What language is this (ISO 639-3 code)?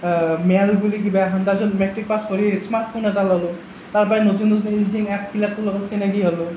asm